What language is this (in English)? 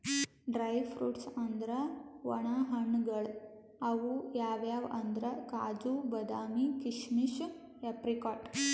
Kannada